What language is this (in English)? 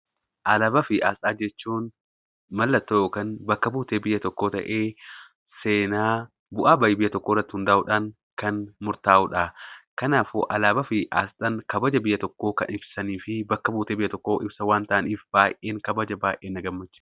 Oromo